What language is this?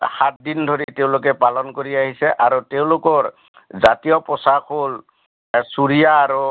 Assamese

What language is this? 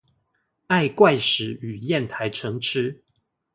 Chinese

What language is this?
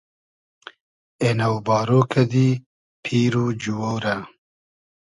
Hazaragi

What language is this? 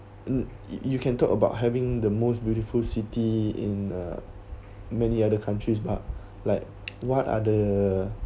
English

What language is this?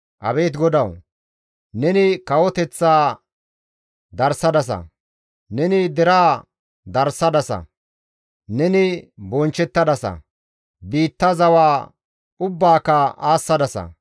Gamo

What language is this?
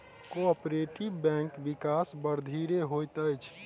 Maithili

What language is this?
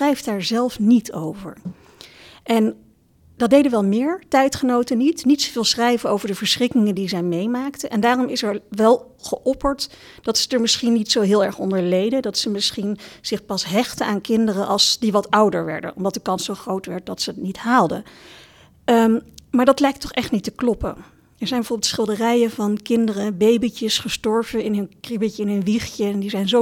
Dutch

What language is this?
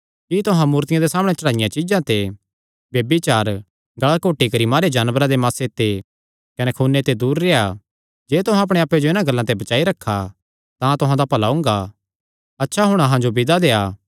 Kangri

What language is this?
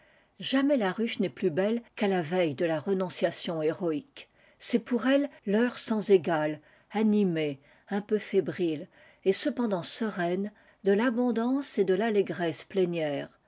French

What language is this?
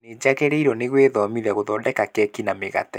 Kikuyu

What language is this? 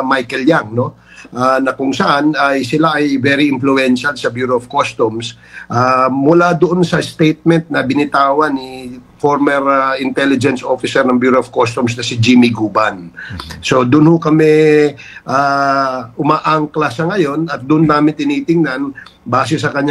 Filipino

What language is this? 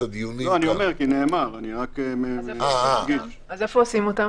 Hebrew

